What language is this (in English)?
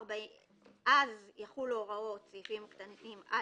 Hebrew